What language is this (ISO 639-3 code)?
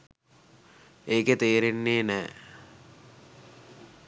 sin